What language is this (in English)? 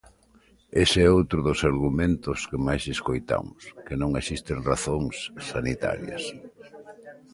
Galician